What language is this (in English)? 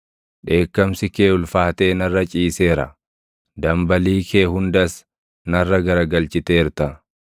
Oromo